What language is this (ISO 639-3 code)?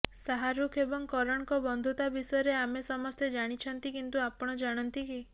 ori